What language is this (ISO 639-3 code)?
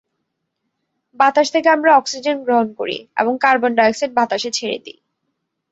ben